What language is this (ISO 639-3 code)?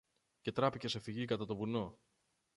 ell